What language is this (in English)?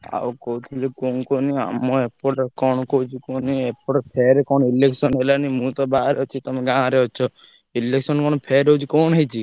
Odia